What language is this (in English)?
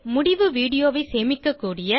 Tamil